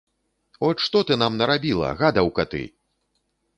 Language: Belarusian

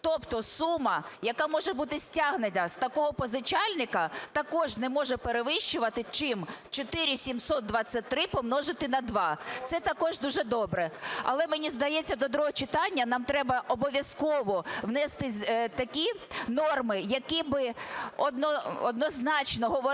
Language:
Ukrainian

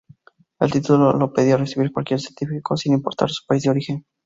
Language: Spanish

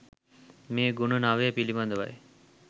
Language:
Sinhala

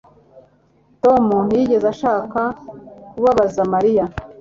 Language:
Kinyarwanda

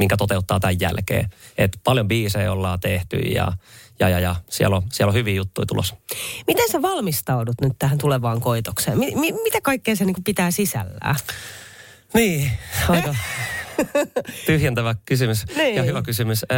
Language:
Finnish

